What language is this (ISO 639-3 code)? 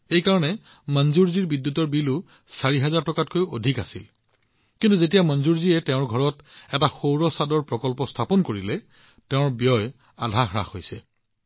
asm